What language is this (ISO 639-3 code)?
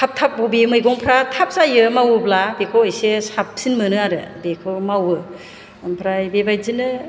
brx